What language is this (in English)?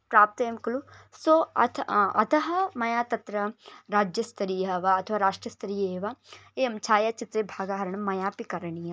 Sanskrit